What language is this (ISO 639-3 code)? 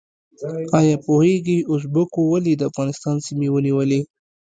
pus